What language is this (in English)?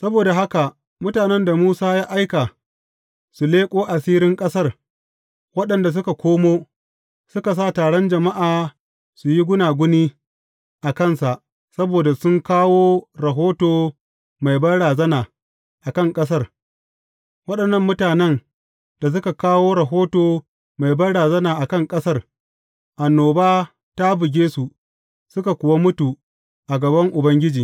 Hausa